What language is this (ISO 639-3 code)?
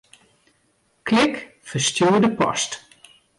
fry